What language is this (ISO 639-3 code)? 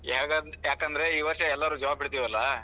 kan